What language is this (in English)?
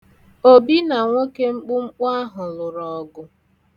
Igbo